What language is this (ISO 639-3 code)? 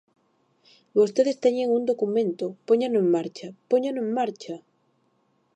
glg